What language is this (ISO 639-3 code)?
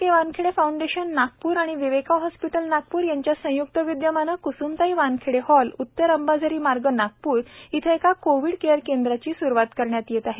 mar